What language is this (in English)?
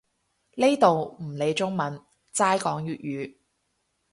Cantonese